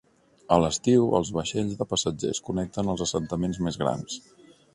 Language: Catalan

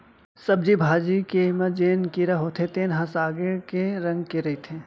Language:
Chhattisgarhi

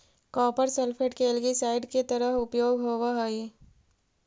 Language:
Magahi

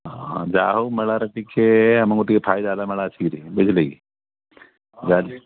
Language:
Odia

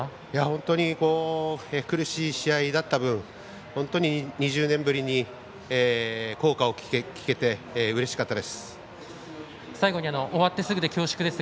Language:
Japanese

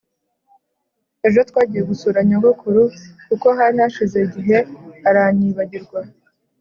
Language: Kinyarwanda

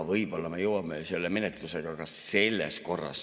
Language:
Estonian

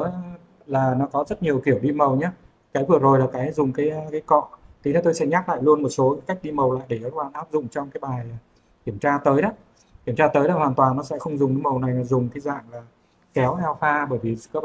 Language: Vietnamese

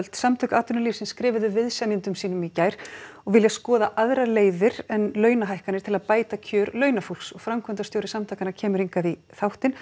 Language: Icelandic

